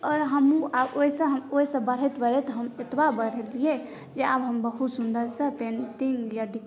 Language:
Maithili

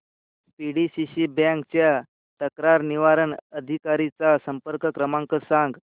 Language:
Marathi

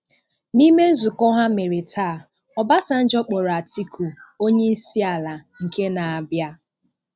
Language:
Igbo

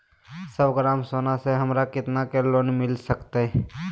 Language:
Magahi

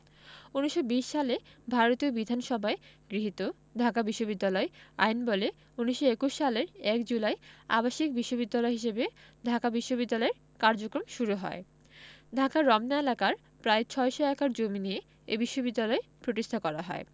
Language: Bangla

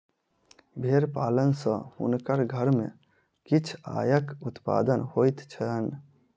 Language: Maithili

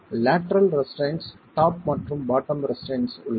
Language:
Tamil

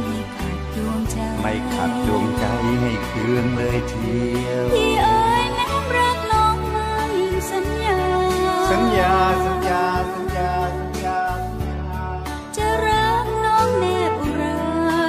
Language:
Thai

